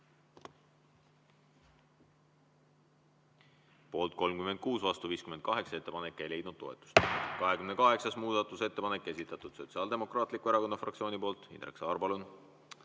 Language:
Estonian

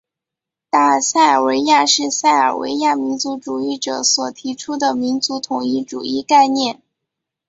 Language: Chinese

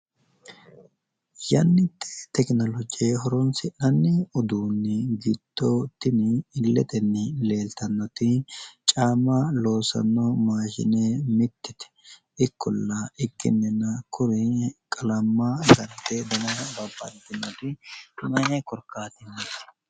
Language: Sidamo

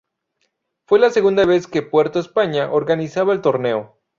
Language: Spanish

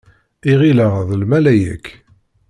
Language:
Kabyle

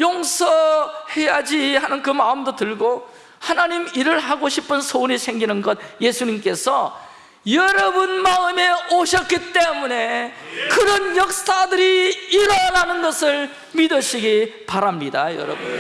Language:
Korean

